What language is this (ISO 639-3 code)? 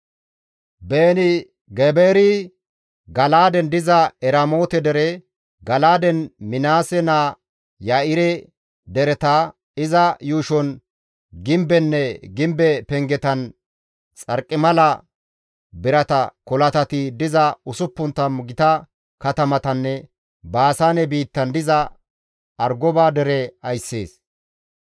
gmv